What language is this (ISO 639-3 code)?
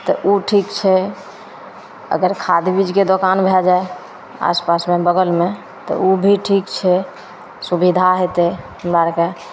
mai